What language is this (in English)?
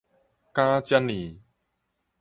Min Nan Chinese